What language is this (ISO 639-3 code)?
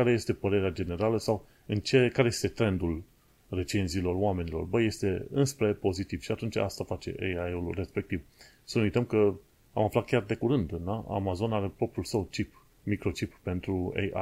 ron